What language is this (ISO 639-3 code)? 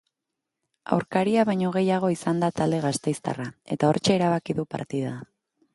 eus